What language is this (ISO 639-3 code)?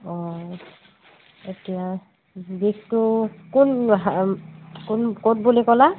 asm